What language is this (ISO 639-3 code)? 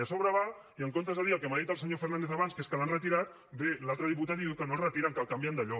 cat